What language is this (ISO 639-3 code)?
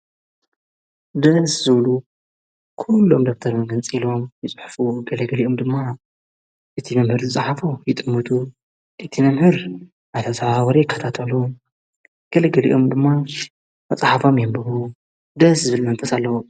tir